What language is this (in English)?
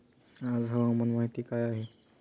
Marathi